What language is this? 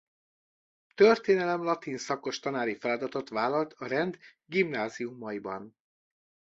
Hungarian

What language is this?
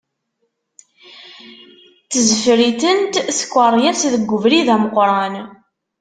Kabyle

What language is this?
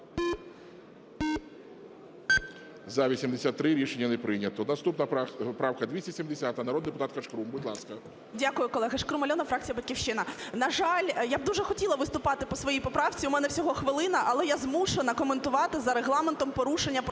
Ukrainian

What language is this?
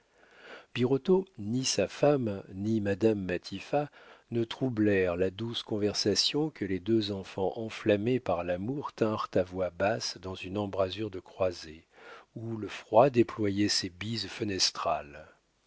French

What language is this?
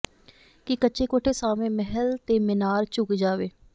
Punjabi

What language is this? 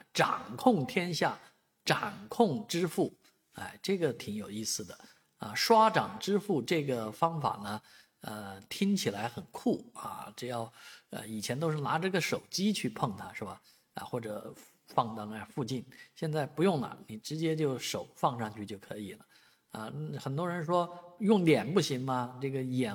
Chinese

